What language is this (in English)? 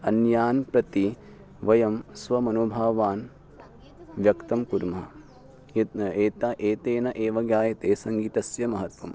Sanskrit